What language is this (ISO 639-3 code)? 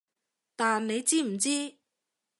yue